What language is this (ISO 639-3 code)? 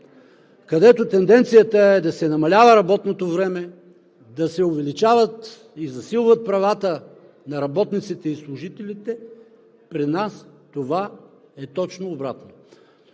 bul